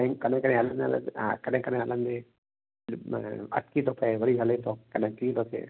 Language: Sindhi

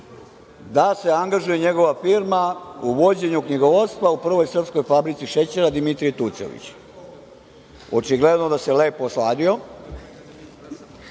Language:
Serbian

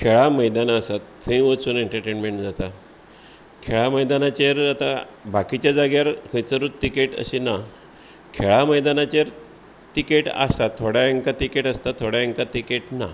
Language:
Konkani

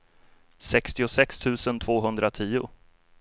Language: Swedish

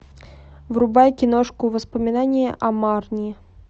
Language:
Russian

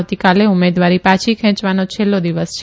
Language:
Gujarati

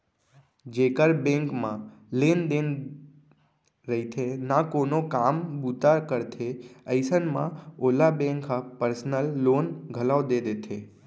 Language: Chhattisgarhi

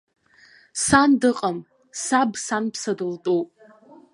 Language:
Abkhazian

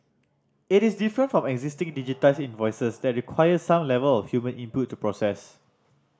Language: English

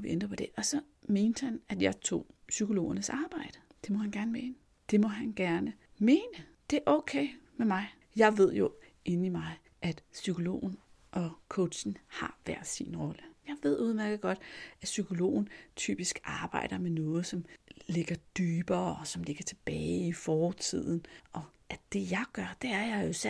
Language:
Danish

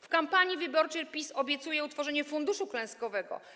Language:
Polish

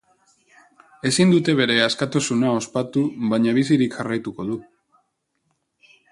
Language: Basque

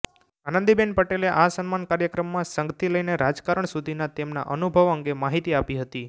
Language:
Gujarati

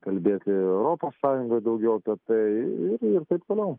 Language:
Lithuanian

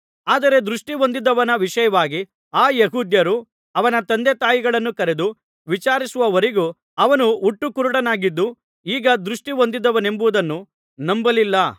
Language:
Kannada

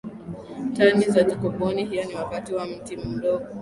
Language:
Swahili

